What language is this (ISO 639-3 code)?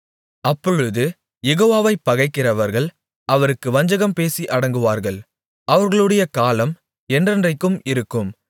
tam